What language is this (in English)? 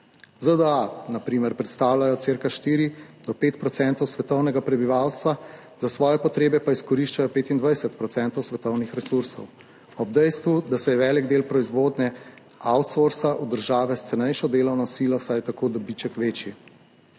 Slovenian